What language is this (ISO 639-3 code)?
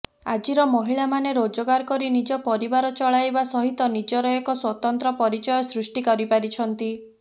ori